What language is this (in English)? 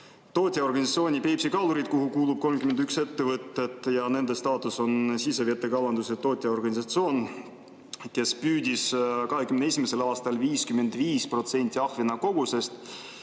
Estonian